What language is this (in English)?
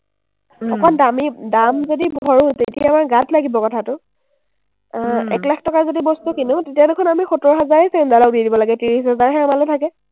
Assamese